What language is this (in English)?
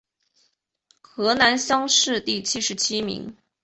Chinese